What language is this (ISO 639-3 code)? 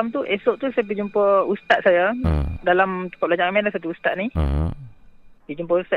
msa